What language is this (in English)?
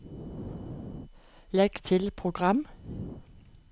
Norwegian